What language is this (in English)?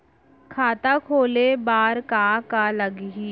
Chhattisgarhi